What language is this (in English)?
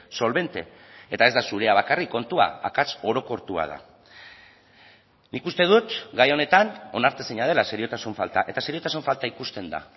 Basque